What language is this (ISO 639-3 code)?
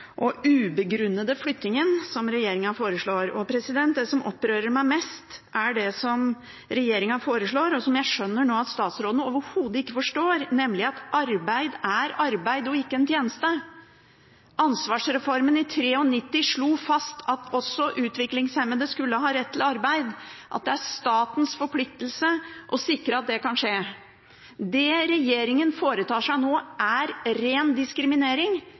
nob